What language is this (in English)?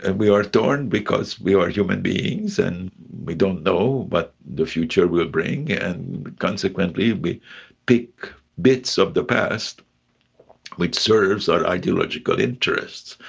English